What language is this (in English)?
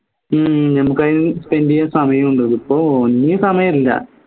Malayalam